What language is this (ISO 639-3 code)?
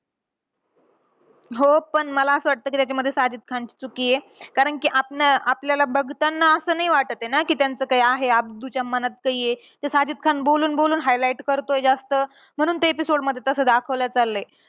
mar